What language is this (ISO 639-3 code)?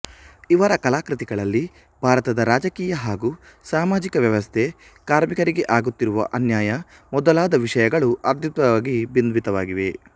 kan